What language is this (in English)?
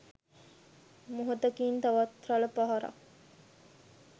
Sinhala